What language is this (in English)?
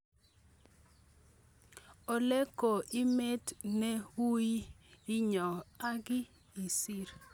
Kalenjin